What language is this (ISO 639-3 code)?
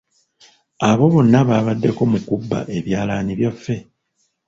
lug